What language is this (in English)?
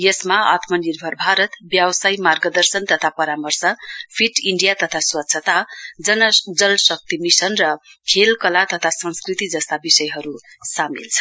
Nepali